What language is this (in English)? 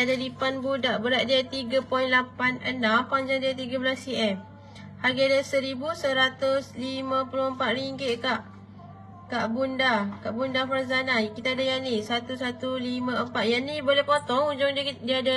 Malay